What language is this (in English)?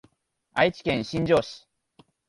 Japanese